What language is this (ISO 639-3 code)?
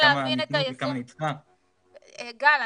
heb